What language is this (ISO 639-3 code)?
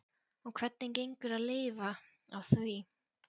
isl